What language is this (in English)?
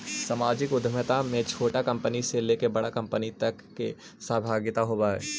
Magahi